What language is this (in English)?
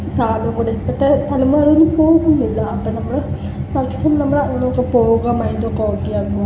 Malayalam